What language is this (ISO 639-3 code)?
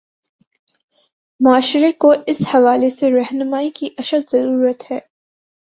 urd